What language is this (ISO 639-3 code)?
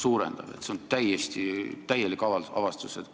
est